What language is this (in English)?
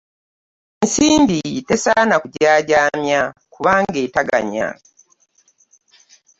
Ganda